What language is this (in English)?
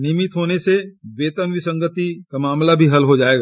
Hindi